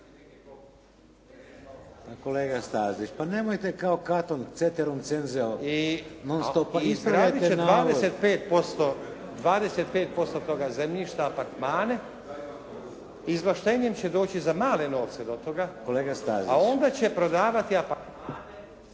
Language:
Croatian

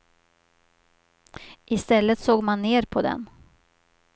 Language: Swedish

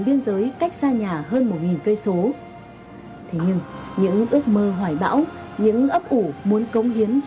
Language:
Vietnamese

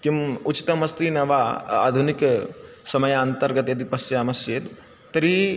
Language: Sanskrit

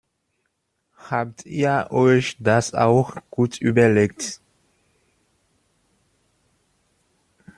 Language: German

